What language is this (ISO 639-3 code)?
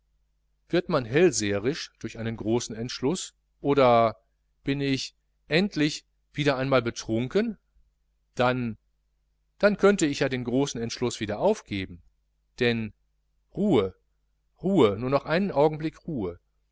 deu